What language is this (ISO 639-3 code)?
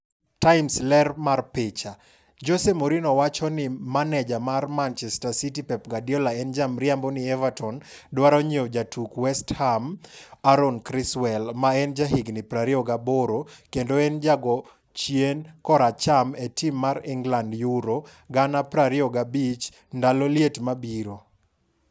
luo